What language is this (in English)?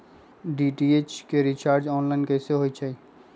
Magahi